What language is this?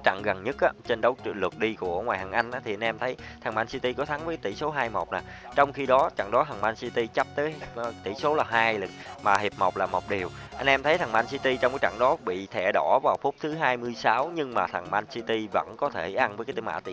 Vietnamese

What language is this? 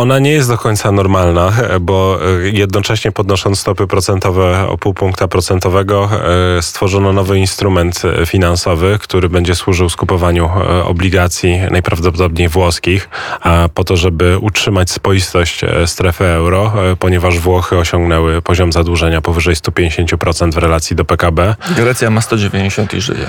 Polish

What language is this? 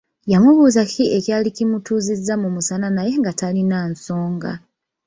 Ganda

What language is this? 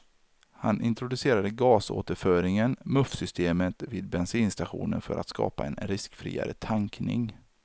Swedish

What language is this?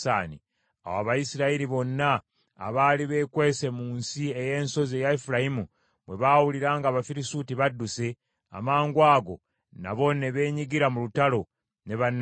Ganda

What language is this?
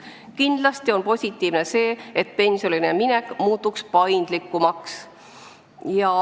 Estonian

